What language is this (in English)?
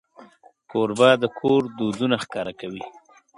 Pashto